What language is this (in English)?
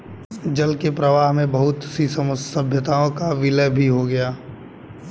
Hindi